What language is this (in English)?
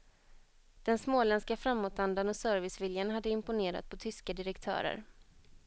Swedish